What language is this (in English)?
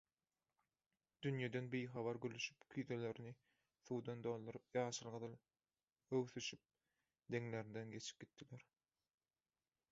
Turkmen